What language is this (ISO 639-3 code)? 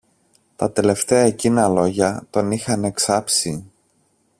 ell